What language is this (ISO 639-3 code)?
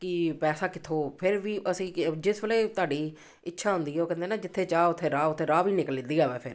pan